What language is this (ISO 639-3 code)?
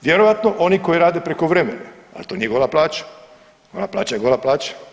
hrv